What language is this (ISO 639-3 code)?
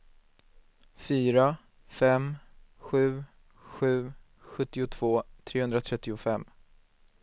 swe